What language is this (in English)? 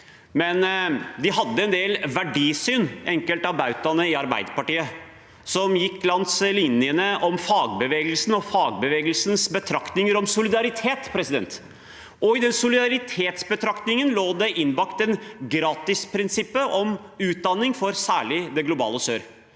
Norwegian